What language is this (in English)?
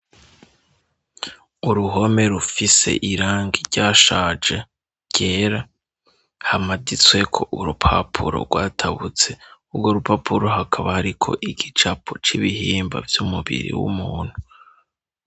Rundi